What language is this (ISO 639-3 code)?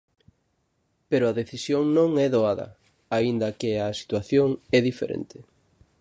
glg